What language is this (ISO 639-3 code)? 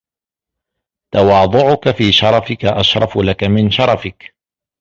ara